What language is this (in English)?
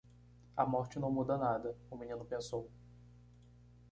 Portuguese